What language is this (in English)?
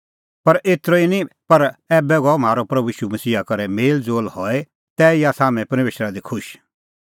Kullu Pahari